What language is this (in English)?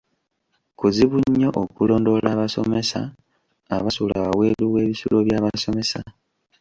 Ganda